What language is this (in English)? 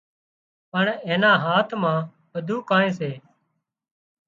Wadiyara Koli